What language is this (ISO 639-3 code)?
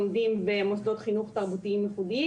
heb